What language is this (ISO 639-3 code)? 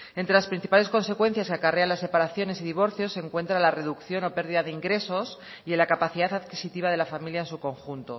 spa